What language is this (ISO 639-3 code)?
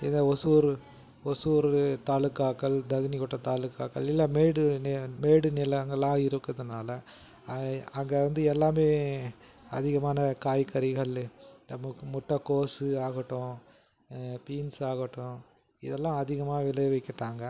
tam